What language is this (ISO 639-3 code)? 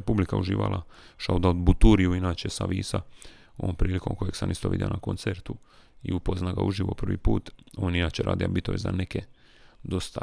hrv